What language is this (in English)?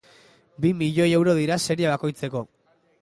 Basque